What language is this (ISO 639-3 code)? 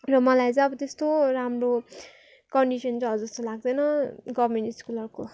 nep